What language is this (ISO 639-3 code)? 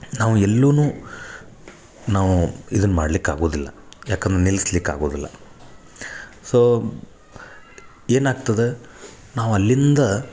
kan